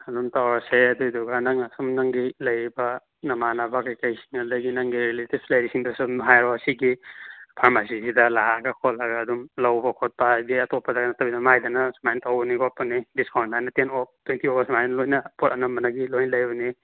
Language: Manipuri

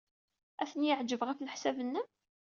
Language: Kabyle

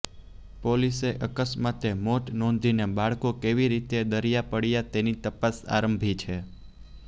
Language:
Gujarati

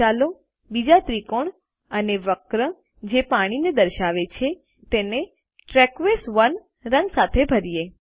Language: Gujarati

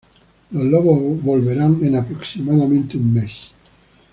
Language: Spanish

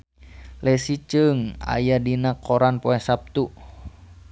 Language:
Sundanese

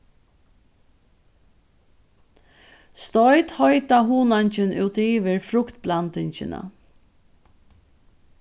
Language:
Faroese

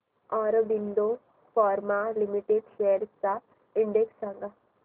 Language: Marathi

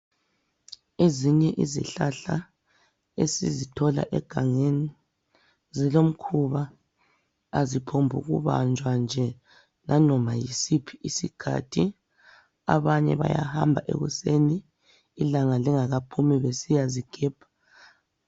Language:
North Ndebele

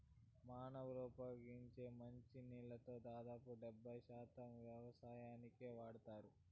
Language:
Telugu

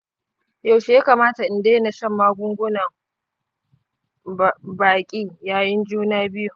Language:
Hausa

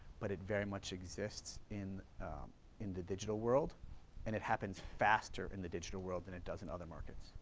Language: English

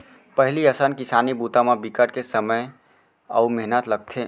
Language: Chhattisgarhi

